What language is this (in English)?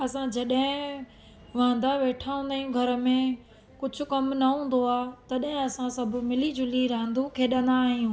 Sindhi